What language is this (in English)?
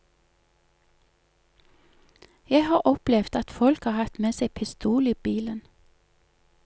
Norwegian